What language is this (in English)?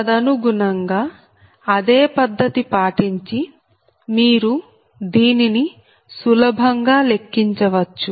Telugu